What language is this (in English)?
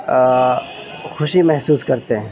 Urdu